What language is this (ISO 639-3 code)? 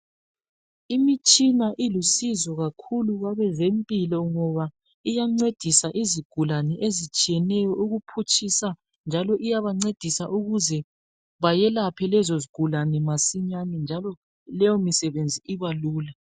nde